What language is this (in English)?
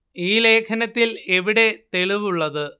Malayalam